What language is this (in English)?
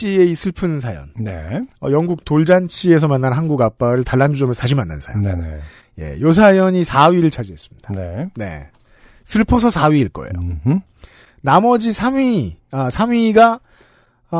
Korean